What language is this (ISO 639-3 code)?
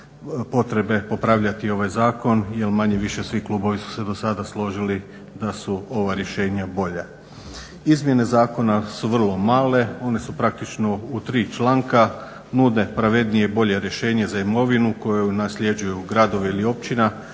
hrv